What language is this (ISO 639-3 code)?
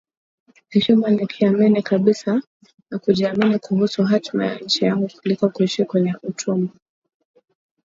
swa